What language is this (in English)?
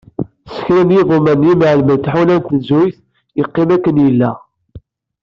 Kabyle